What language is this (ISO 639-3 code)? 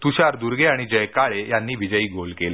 mar